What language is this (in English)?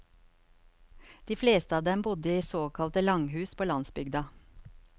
Norwegian